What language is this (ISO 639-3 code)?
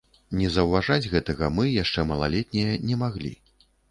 bel